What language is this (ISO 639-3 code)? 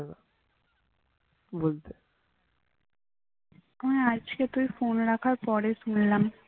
ben